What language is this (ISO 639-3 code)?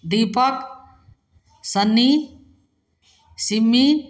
mai